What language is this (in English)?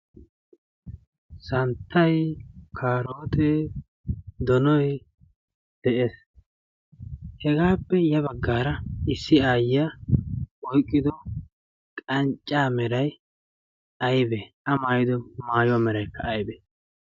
Wolaytta